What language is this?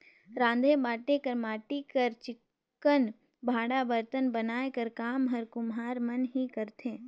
Chhattisgarhi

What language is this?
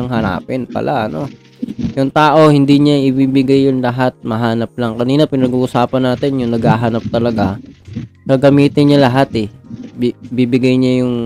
Filipino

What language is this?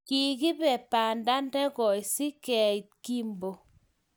Kalenjin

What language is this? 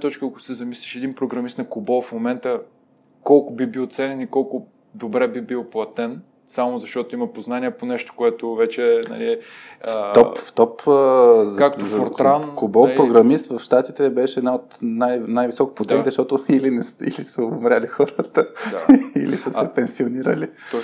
Bulgarian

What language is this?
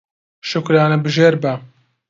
Central Kurdish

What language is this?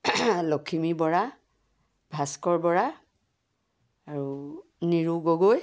Assamese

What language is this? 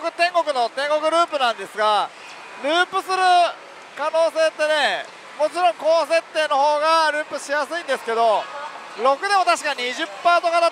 Japanese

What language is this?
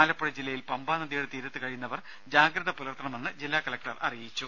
Malayalam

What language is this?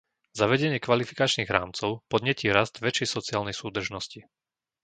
Slovak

